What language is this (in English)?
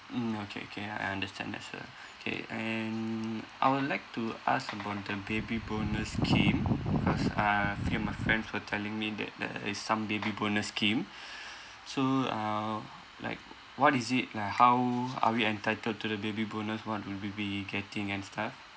English